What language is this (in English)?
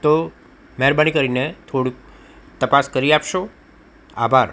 Gujarati